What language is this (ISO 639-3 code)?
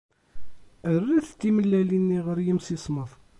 kab